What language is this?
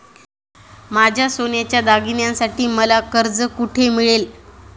Marathi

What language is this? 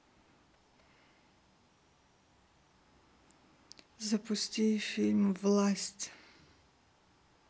Russian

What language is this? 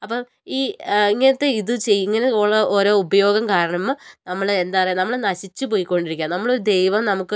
Malayalam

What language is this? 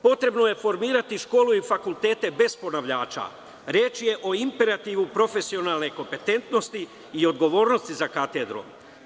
Serbian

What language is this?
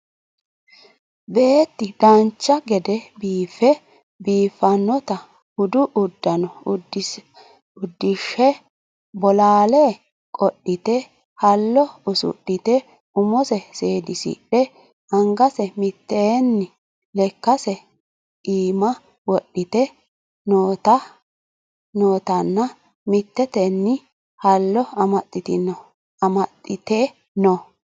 Sidamo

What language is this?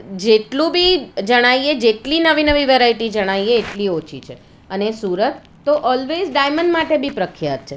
Gujarati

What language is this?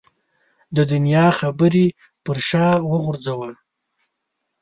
Pashto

